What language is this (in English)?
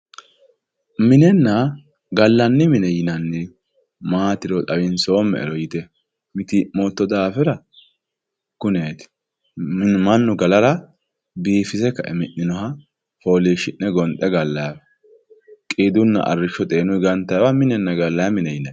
Sidamo